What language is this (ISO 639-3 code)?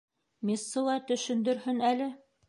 bak